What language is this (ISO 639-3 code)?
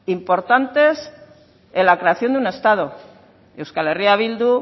spa